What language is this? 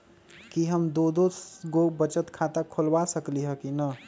Magahi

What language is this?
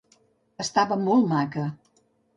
Catalan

